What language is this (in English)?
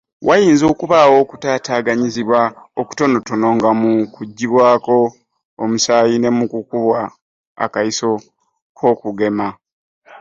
Ganda